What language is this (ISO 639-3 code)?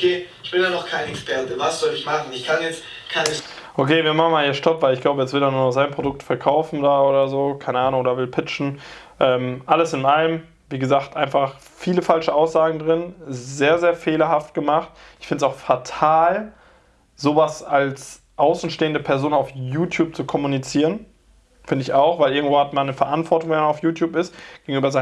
deu